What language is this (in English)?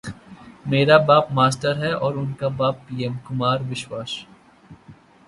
Hindi